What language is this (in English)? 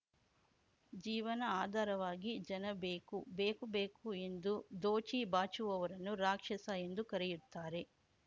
Kannada